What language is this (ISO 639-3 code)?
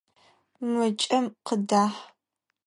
ady